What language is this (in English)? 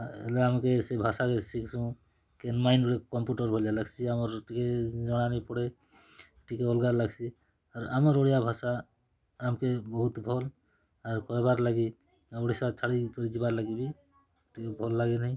Odia